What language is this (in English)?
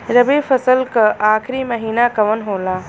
Bhojpuri